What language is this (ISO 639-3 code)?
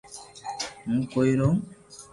lrk